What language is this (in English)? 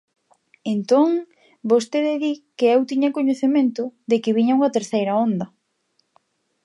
Galician